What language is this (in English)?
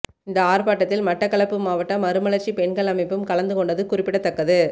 Tamil